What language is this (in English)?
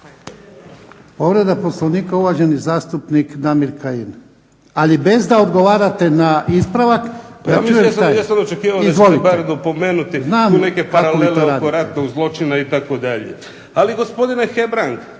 Croatian